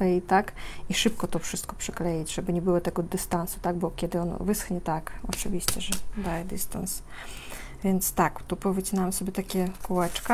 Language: Polish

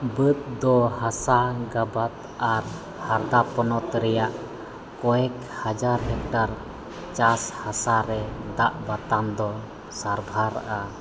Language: Santali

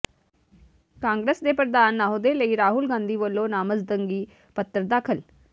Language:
Punjabi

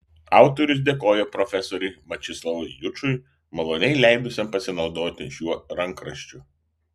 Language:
Lithuanian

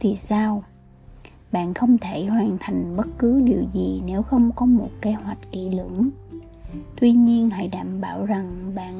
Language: Vietnamese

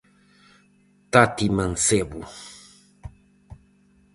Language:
Galician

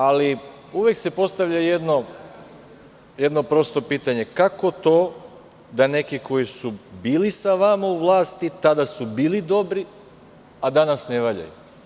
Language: Serbian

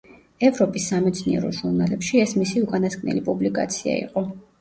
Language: Georgian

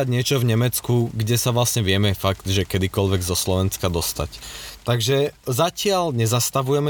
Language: Slovak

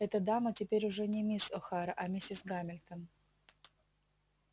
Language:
Russian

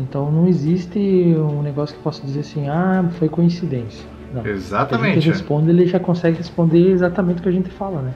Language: Portuguese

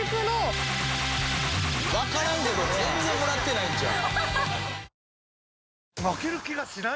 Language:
Japanese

